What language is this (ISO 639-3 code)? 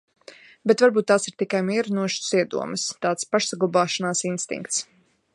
lav